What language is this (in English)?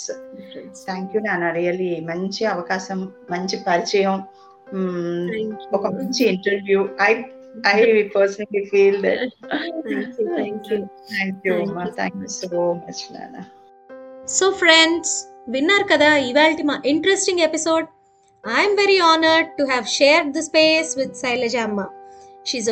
Telugu